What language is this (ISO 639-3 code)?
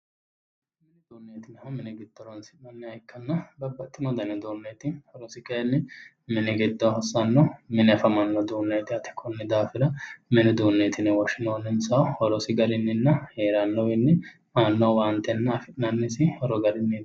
sid